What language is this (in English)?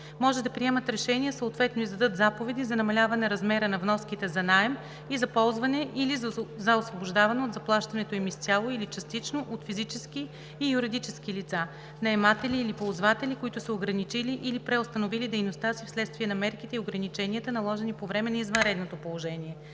Bulgarian